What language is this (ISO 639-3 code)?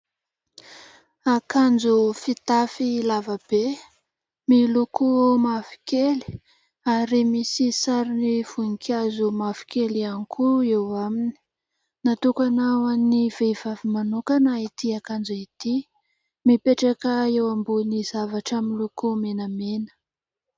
mlg